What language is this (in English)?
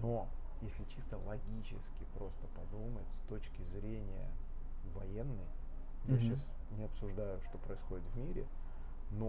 Russian